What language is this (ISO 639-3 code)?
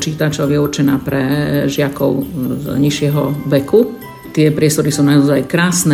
slk